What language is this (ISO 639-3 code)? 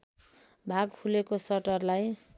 nep